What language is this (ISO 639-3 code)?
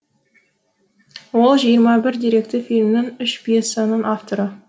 kaz